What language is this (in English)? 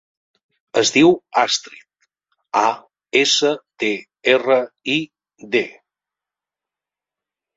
Catalan